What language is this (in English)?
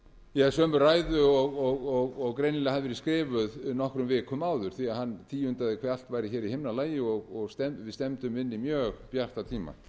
Icelandic